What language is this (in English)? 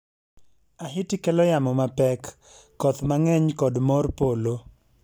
Luo (Kenya and Tanzania)